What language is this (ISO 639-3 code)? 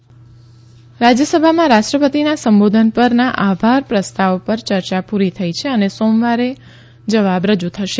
guj